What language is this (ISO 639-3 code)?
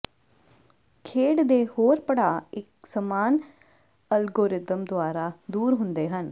pan